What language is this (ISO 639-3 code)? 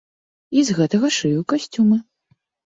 bel